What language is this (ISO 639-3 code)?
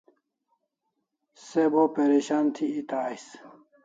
kls